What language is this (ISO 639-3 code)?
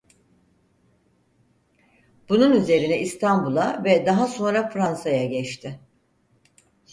tur